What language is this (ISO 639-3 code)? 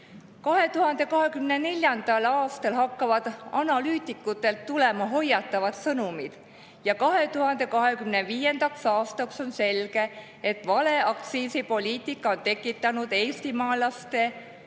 est